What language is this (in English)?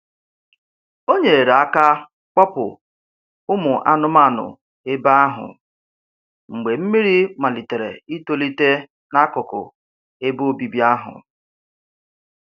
Igbo